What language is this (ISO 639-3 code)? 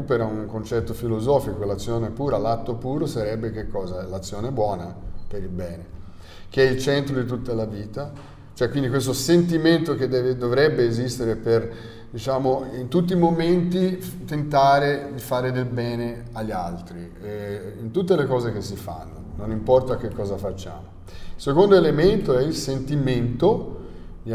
ita